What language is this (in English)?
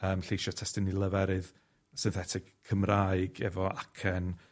Welsh